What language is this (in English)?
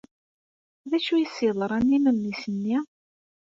Kabyle